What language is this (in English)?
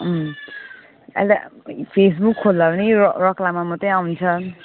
Nepali